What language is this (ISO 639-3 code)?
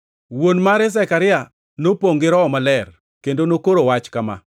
luo